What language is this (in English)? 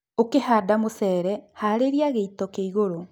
Kikuyu